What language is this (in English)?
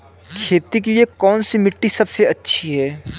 Hindi